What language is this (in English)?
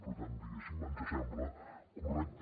Catalan